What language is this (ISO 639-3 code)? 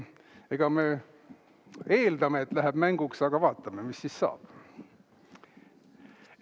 est